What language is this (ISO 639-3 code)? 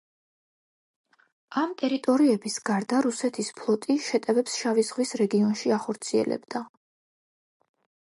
kat